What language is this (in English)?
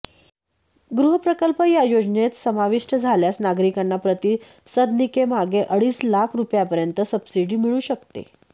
Marathi